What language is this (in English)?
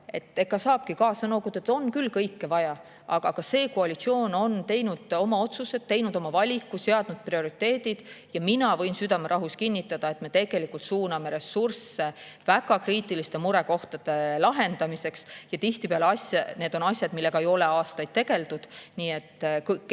Estonian